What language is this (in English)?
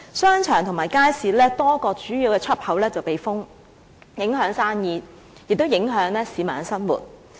Cantonese